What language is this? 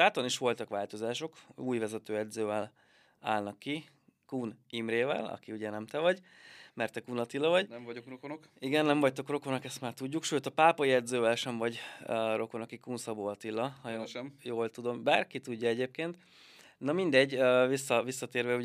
Hungarian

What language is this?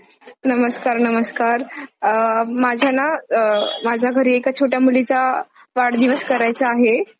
Marathi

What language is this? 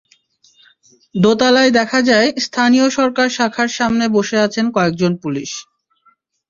Bangla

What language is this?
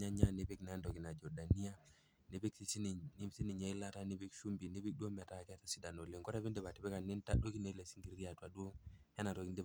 Masai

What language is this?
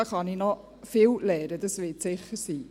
Swiss German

